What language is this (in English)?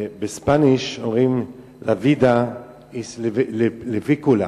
Hebrew